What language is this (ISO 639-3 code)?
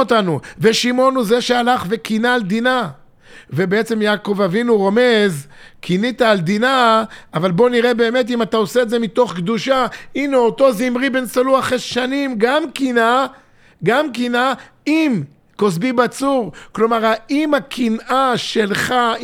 heb